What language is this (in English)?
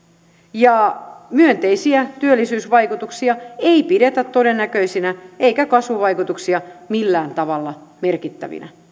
Finnish